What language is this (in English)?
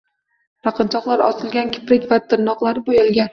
Uzbek